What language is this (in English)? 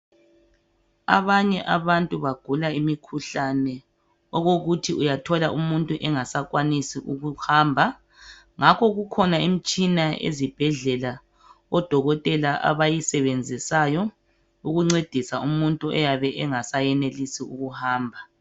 North Ndebele